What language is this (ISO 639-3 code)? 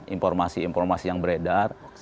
ind